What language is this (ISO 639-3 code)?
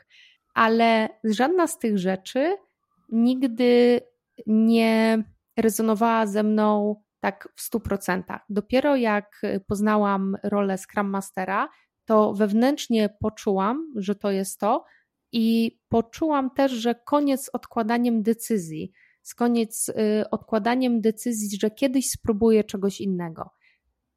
pol